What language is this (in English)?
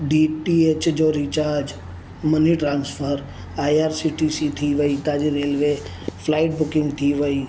Sindhi